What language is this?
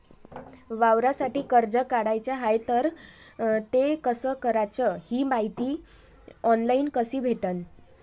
Marathi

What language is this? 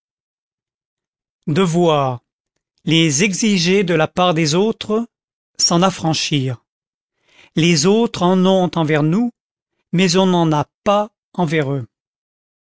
French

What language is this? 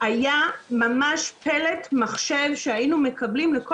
Hebrew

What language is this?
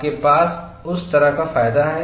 Hindi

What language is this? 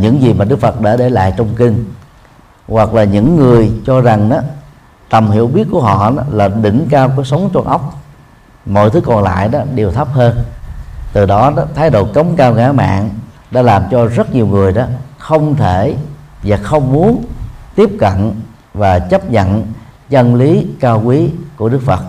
Vietnamese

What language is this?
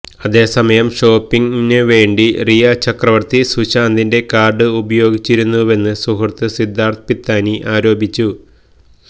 Malayalam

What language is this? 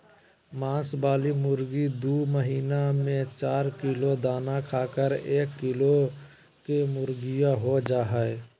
Magahi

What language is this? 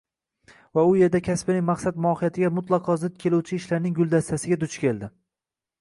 Uzbek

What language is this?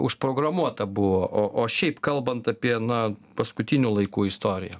Lithuanian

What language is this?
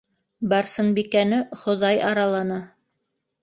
Bashkir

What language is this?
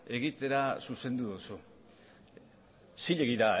Basque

